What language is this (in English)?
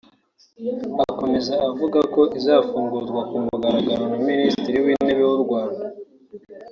Kinyarwanda